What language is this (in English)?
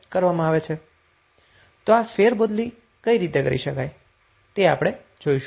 Gujarati